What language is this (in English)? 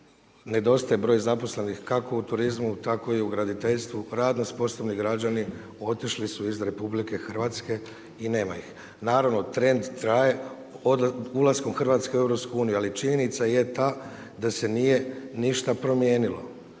Croatian